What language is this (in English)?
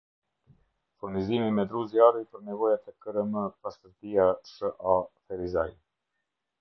Albanian